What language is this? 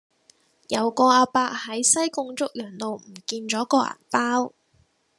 Cantonese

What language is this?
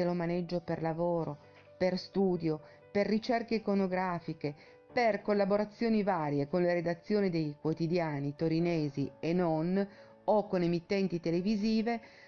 Italian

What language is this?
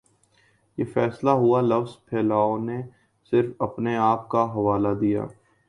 Urdu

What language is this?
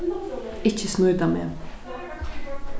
Faroese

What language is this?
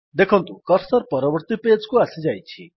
Odia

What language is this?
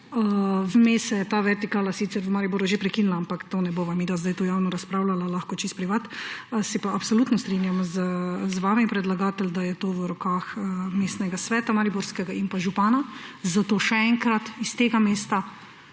Slovenian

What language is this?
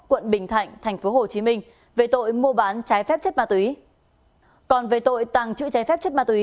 Vietnamese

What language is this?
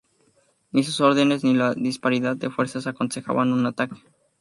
Spanish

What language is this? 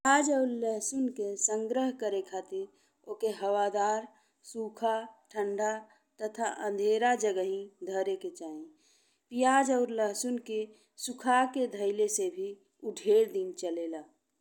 Bhojpuri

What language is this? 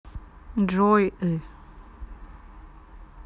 Russian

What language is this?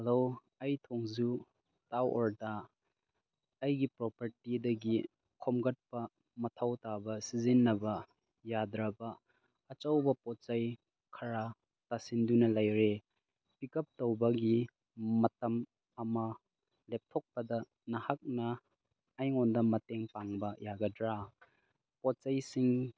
Manipuri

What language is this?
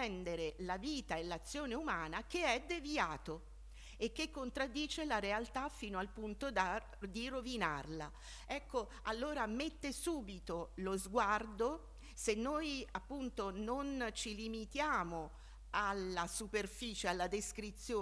Italian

